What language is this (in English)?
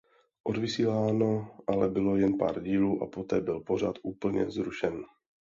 Czech